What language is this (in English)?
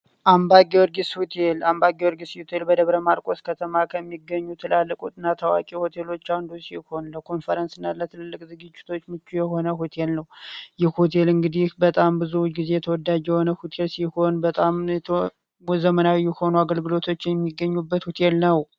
Amharic